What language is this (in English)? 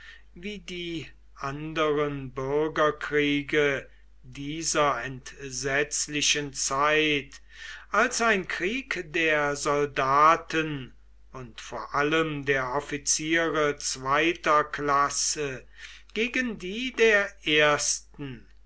German